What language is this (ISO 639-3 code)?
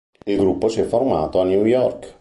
ita